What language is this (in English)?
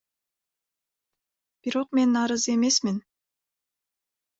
Kyrgyz